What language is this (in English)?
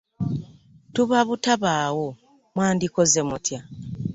Ganda